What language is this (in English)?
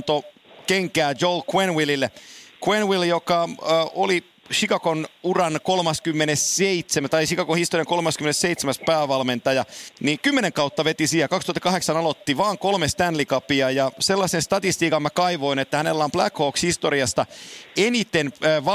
Finnish